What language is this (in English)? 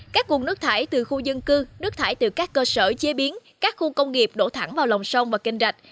Vietnamese